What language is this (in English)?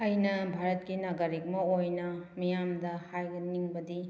Manipuri